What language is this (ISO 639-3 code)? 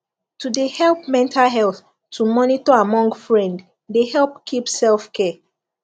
pcm